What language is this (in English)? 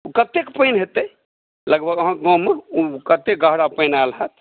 Maithili